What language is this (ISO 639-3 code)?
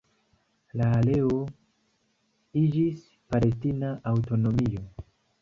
epo